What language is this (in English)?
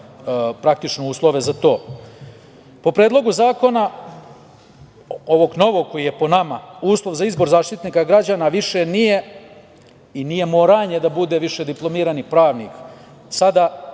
Serbian